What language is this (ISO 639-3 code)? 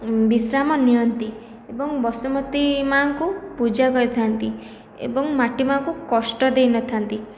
ori